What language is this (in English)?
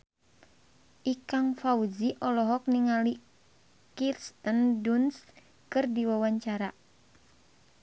Sundanese